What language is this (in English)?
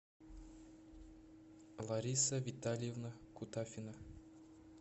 Russian